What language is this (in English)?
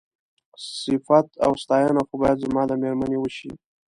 Pashto